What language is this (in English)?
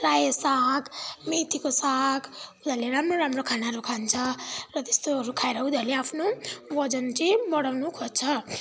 Nepali